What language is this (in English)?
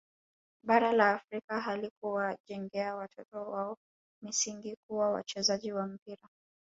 Swahili